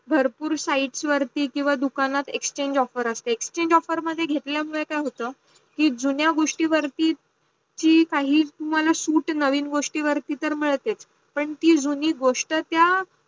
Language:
Marathi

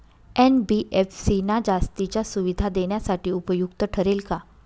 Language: Marathi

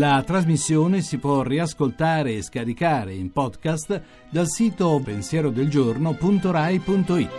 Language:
Italian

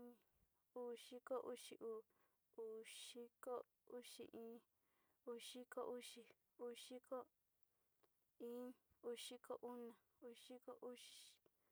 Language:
Sinicahua Mixtec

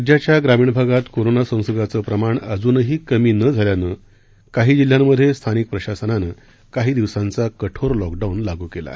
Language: Marathi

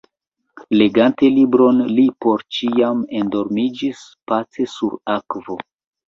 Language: Esperanto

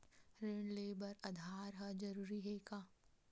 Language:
Chhattisgarhi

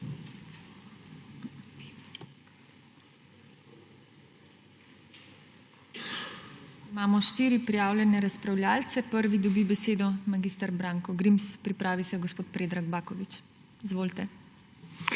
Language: Slovenian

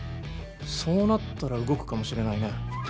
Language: Japanese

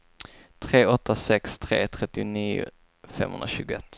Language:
Swedish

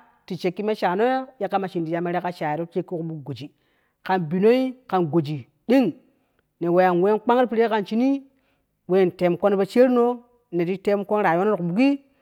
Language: Kushi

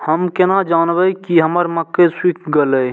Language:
Maithili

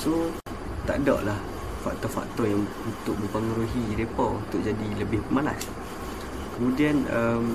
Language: Malay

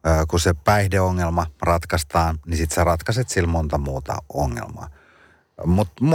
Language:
Finnish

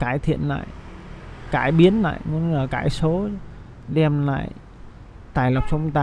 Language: Vietnamese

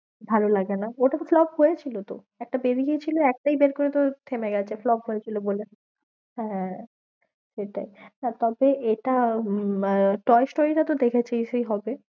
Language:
Bangla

